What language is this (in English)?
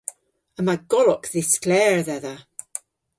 Cornish